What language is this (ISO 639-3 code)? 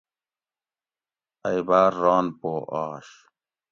gwc